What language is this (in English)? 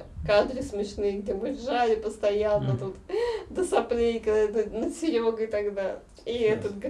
Russian